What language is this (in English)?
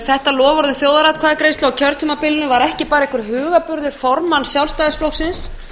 Icelandic